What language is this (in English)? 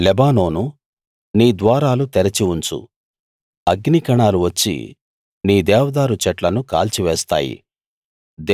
Telugu